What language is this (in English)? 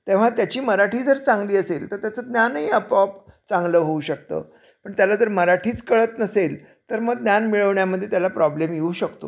Marathi